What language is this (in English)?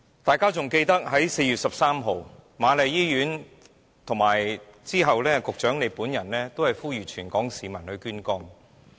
Cantonese